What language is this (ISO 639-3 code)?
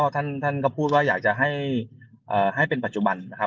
tha